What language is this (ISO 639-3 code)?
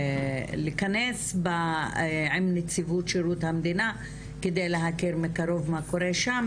heb